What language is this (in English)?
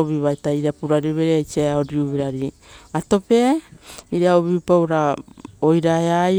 Rotokas